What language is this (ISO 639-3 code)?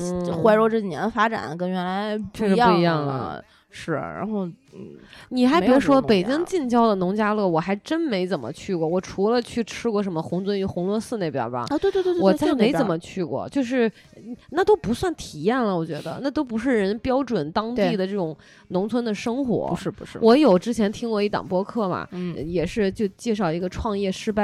zho